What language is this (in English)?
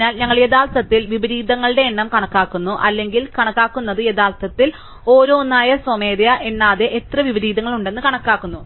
Malayalam